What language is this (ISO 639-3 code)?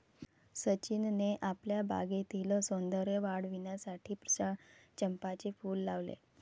mar